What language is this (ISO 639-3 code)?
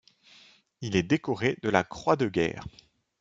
fra